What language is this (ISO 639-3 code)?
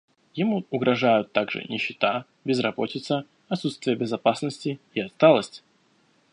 rus